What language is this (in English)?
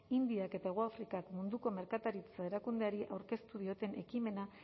Basque